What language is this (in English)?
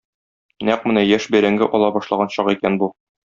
Tatar